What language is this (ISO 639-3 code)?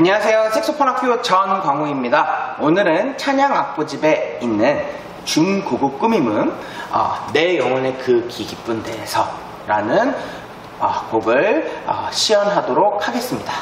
kor